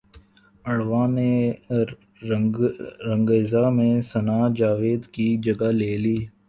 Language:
Urdu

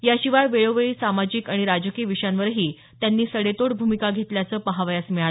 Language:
Marathi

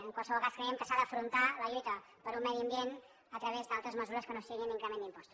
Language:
Catalan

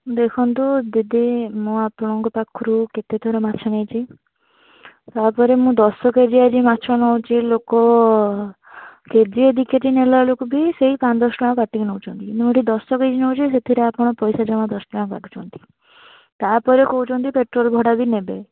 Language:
Odia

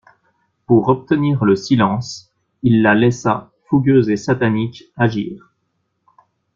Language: French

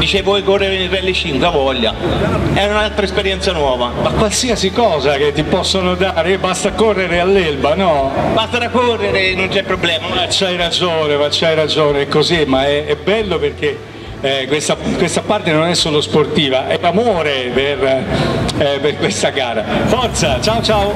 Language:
Italian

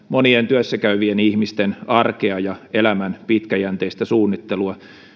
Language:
Finnish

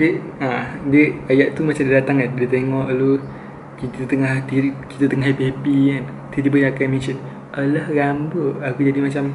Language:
Malay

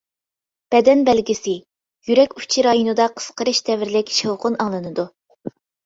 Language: Uyghur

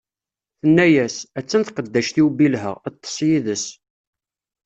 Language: Kabyle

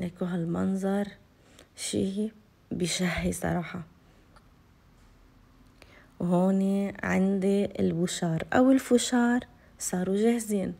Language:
Arabic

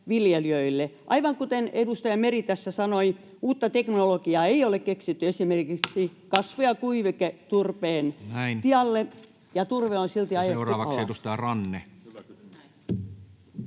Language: Finnish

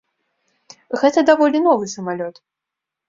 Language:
Belarusian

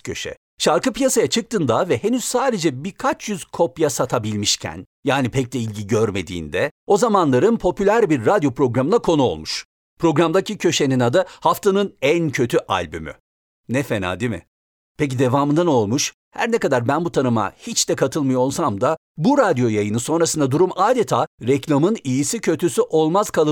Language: Turkish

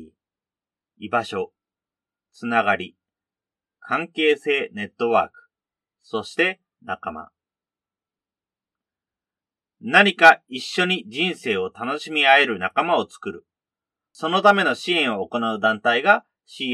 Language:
Japanese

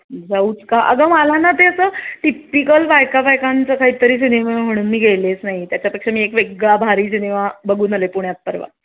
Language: Marathi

